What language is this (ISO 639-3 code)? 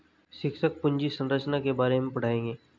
hin